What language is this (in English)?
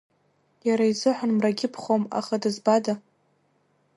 Abkhazian